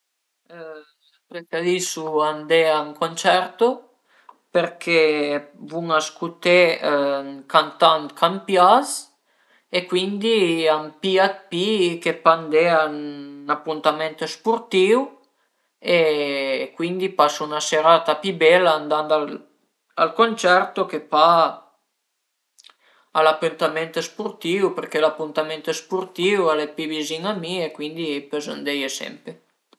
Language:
Piedmontese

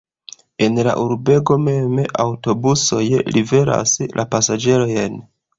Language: Esperanto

